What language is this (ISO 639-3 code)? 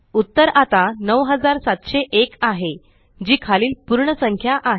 mar